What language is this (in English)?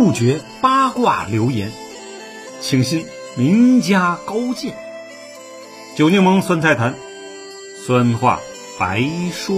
Chinese